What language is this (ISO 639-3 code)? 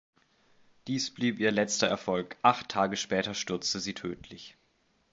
deu